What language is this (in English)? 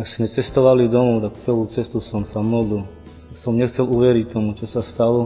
Slovak